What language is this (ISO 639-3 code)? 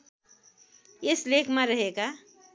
nep